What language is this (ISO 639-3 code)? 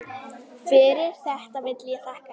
isl